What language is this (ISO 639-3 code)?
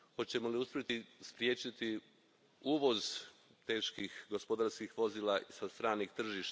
hrv